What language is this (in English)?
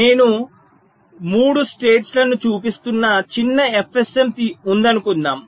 Telugu